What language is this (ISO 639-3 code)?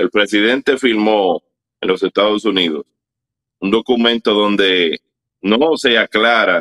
spa